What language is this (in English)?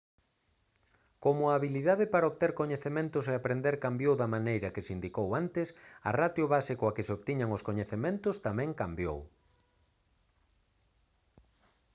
Galician